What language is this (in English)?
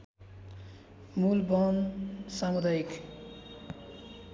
Nepali